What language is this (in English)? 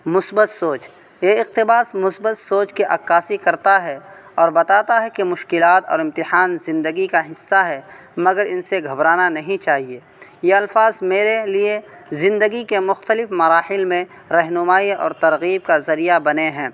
Urdu